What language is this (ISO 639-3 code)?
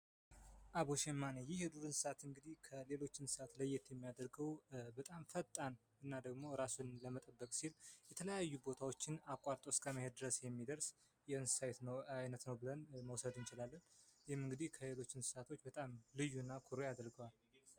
amh